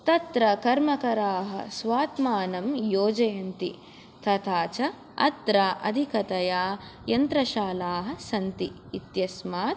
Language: Sanskrit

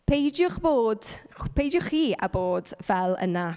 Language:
Welsh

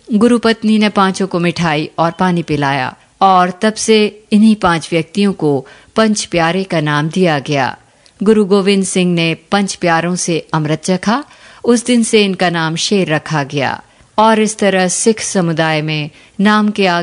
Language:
Hindi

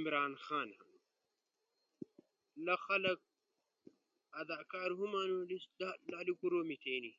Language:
Ushojo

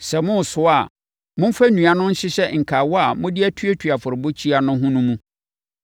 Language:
Akan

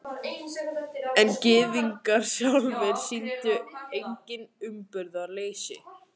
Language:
Icelandic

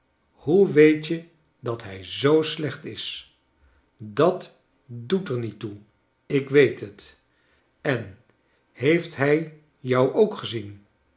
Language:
Dutch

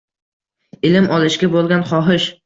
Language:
Uzbek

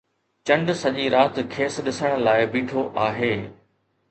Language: Sindhi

